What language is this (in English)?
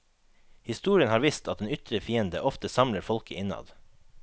Norwegian